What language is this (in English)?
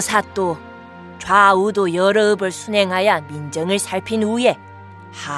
Korean